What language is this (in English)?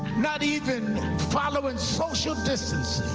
English